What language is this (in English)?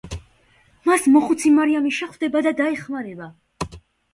Georgian